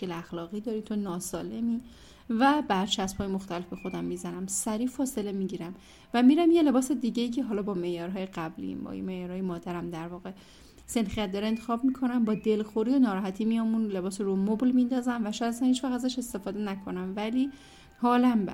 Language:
Persian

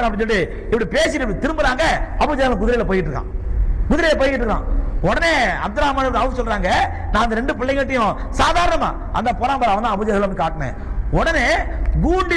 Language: Arabic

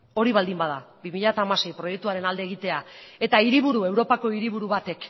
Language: Basque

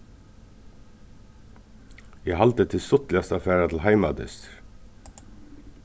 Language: Faroese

